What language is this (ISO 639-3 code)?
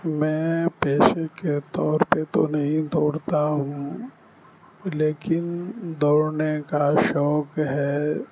urd